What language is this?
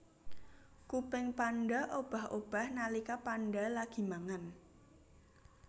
Javanese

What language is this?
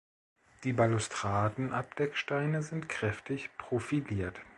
German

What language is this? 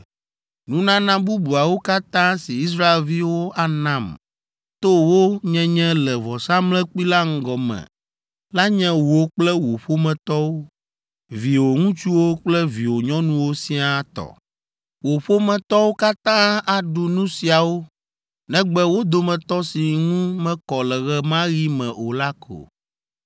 Ewe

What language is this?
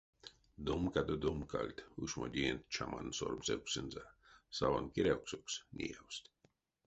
Erzya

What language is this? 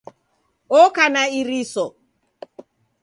Taita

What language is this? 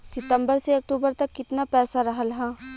Bhojpuri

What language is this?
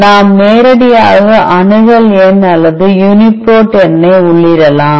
Tamil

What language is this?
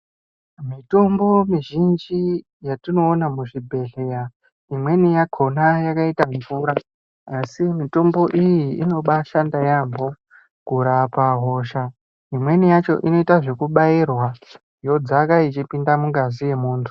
Ndau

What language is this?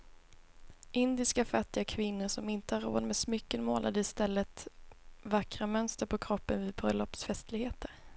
Swedish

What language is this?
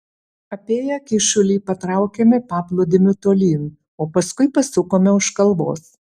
Lithuanian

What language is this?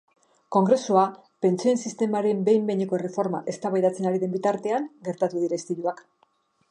Basque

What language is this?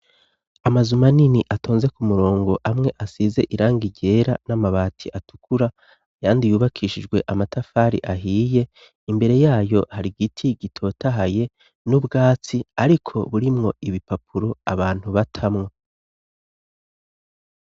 Rundi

